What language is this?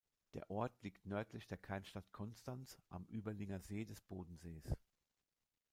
German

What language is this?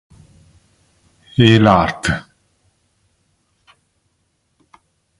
Italian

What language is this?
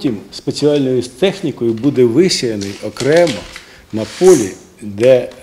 Ukrainian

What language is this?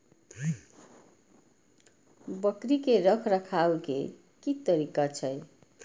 Maithili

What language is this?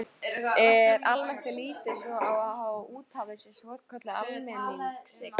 Icelandic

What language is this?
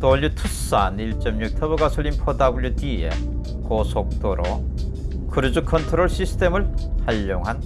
Korean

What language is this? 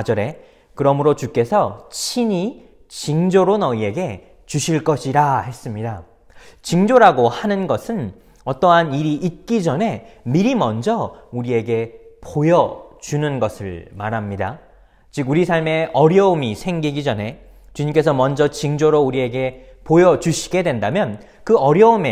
Korean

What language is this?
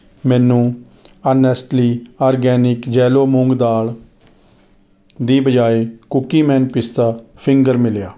Punjabi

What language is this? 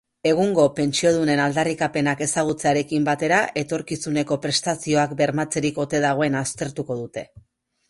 Basque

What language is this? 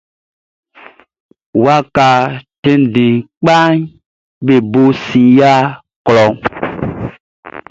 Baoulé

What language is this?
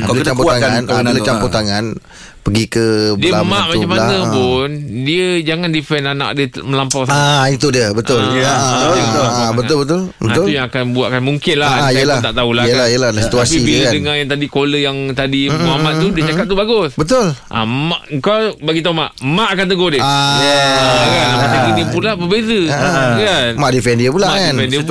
Malay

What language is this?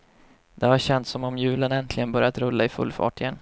Swedish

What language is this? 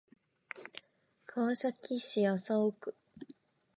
Japanese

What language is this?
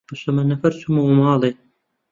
Central Kurdish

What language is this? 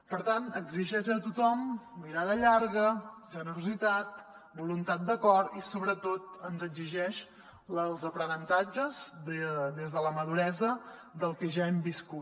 Catalan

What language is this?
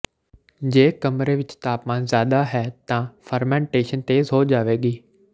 Punjabi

